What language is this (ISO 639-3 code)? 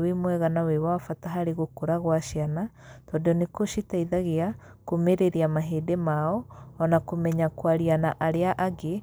kik